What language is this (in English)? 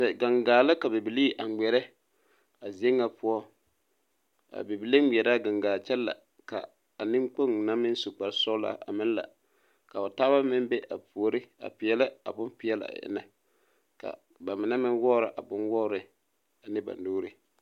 Southern Dagaare